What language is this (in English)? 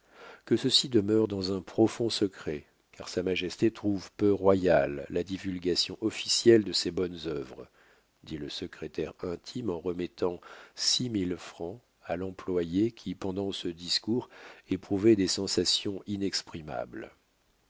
French